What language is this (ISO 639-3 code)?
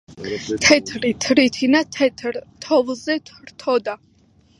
kat